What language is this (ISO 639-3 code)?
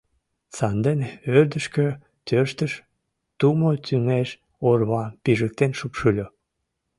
chm